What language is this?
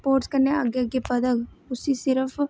Dogri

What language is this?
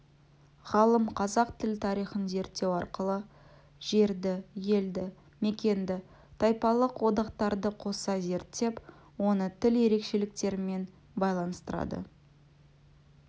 Kazakh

